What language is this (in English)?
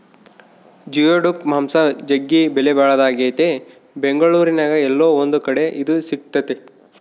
Kannada